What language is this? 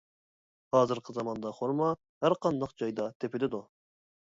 Uyghur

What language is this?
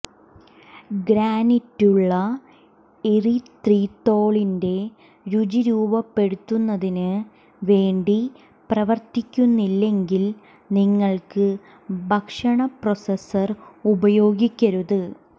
Malayalam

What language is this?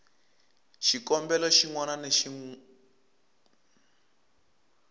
Tsonga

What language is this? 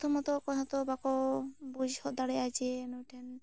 Santali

